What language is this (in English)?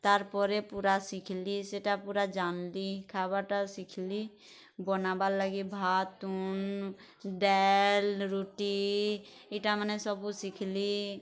Odia